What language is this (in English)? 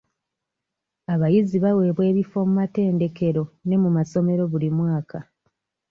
Ganda